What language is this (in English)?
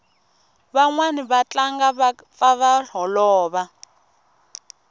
Tsonga